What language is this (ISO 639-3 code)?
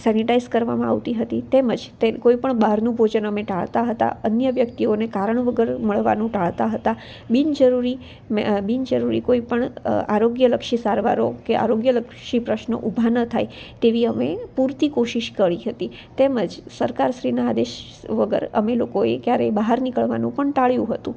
guj